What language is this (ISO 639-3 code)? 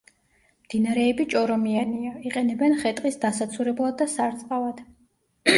kat